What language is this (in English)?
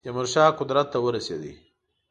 Pashto